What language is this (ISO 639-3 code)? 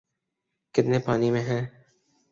urd